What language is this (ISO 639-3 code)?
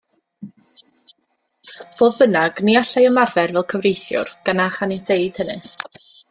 cym